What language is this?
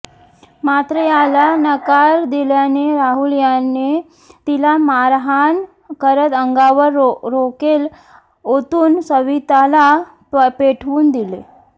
Marathi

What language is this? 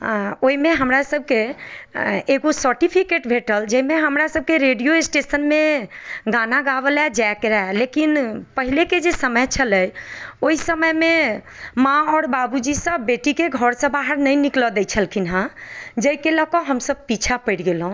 Maithili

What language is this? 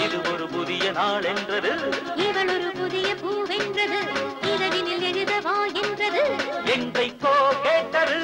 Tamil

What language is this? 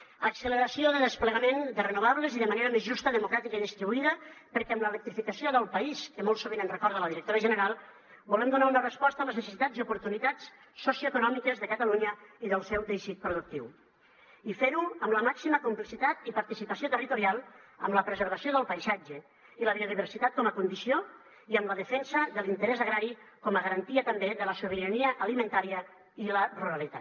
Catalan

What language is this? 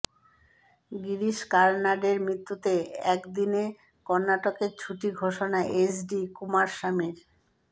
Bangla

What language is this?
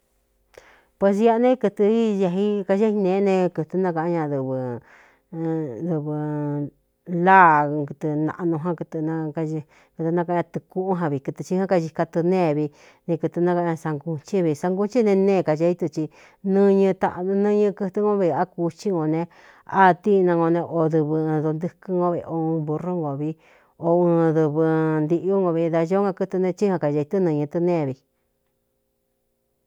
Cuyamecalco Mixtec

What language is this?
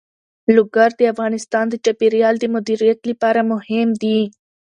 Pashto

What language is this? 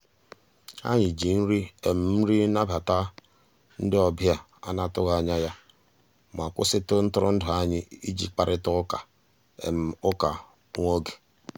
Igbo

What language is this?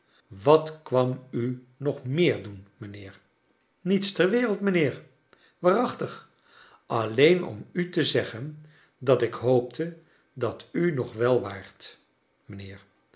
Dutch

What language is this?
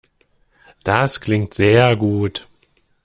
German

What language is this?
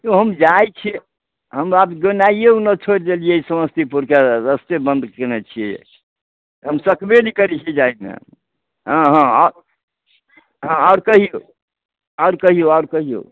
Maithili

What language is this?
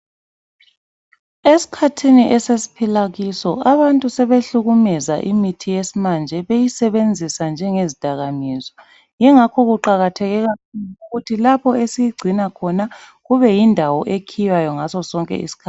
North Ndebele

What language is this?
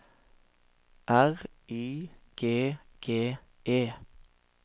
Norwegian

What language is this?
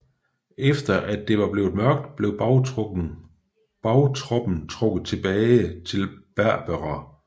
Danish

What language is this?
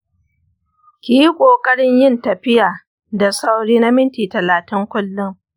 Hausa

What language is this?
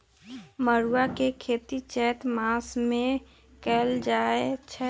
Magahi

